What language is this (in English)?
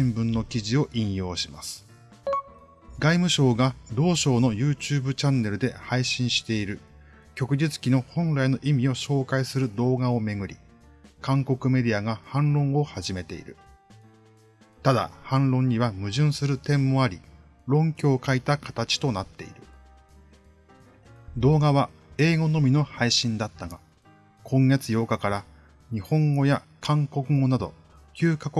Japanese